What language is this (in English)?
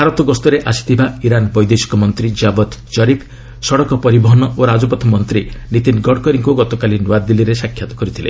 Odia